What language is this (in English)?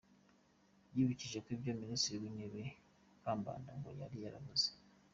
Kinyarwanda